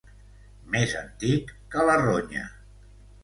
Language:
Catalan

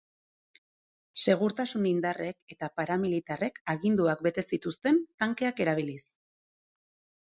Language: Basque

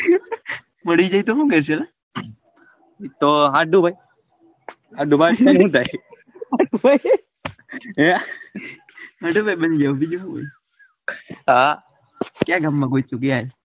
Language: Gujarati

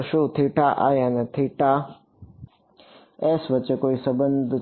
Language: Gujarati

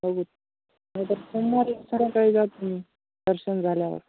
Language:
Marathi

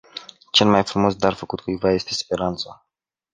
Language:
Romanian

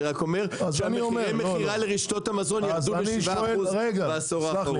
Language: Hebrew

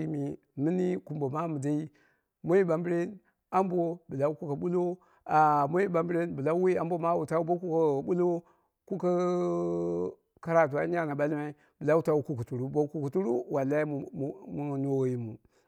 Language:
Dera (Nigeria)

